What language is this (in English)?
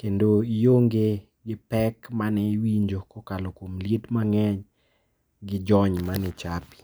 Luo (Kenya and Tanzania)